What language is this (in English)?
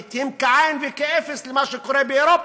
Hebrew